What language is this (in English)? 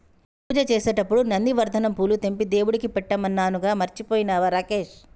Telugu